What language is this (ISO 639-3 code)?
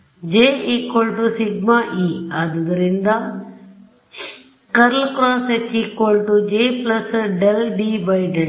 kan